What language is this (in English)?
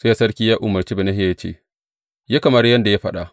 Hausa